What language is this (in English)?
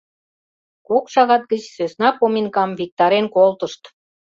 Mari